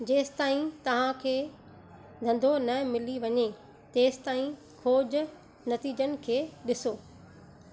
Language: Sindhi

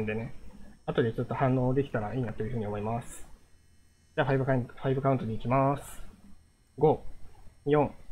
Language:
Japanese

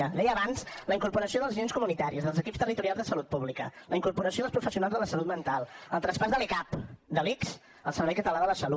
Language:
Catalan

